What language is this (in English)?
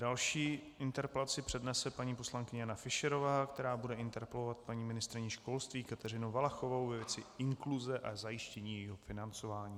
Czech